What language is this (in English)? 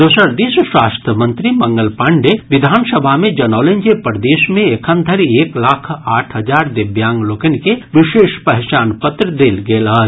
Maithili